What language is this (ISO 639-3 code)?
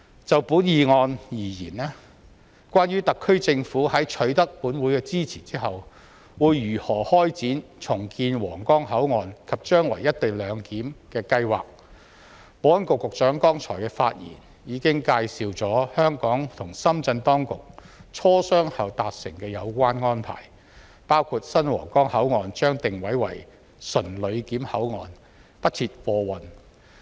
yue